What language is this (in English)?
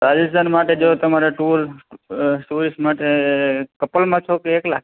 Gujarati